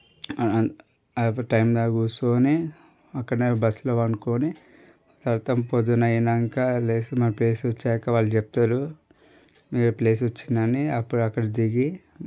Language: Telugu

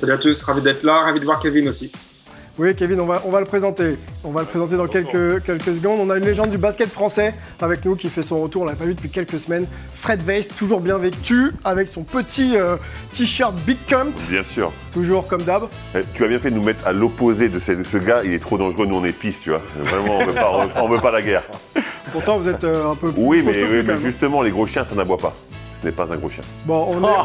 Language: French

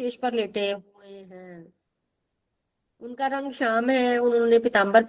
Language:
Hindi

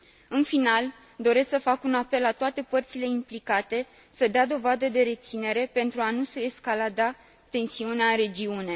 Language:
Romanian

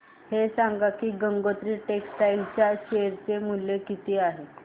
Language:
Marathi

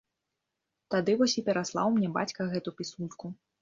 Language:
Belarusian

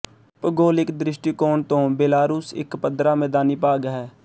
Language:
Punjabi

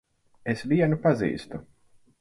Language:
Latvian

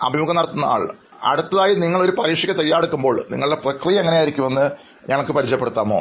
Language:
Malayalam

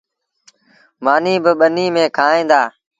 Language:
Sindhi Bhil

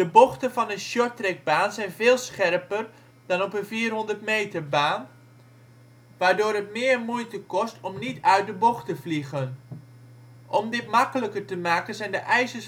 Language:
Dutch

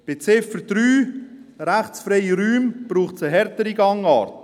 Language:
Swiss German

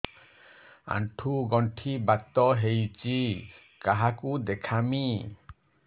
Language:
Odia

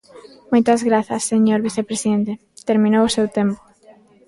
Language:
Galician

